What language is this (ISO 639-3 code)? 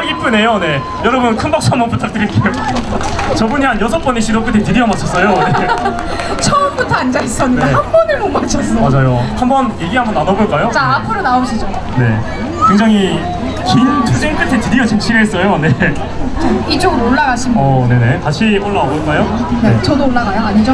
kor